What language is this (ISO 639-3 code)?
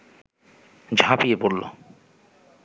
ben